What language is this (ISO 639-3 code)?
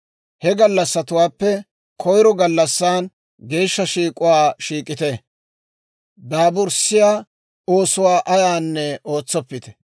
dwr